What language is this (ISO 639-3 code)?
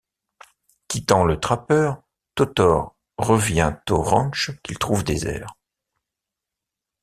fra